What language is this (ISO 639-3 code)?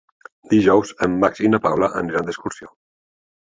cat